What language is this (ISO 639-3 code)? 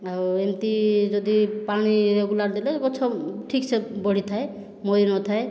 ori